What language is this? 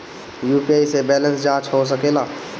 Bhojpuri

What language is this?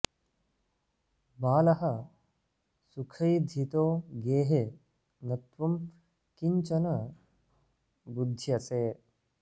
Sanskrit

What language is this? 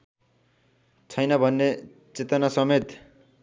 Nepali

